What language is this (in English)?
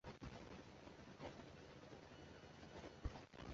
Chinese